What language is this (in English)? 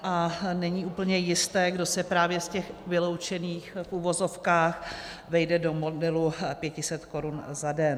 Czech